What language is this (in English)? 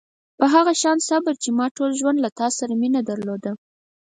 Pashto